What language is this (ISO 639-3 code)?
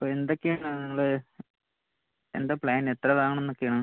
mal